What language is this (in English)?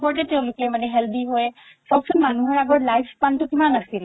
Assamese